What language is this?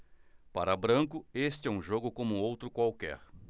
Portuguese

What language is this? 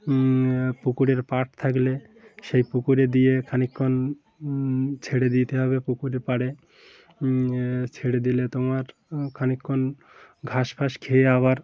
Bangla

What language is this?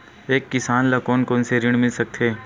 Chhattisgarhi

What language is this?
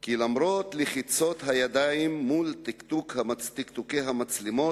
Hebrew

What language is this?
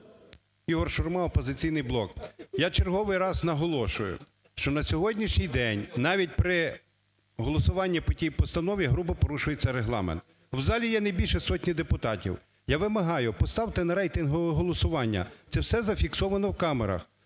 Ukrainian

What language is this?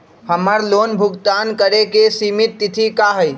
Magahi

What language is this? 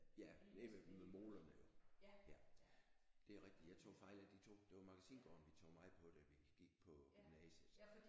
Danish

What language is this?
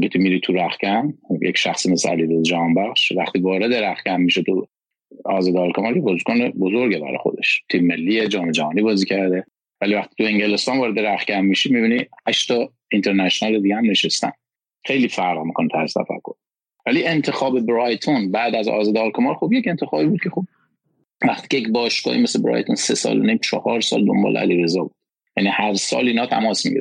Persian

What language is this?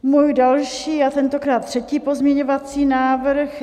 Czech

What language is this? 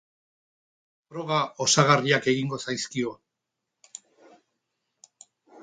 Basque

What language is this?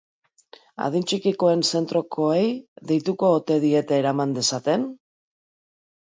Basque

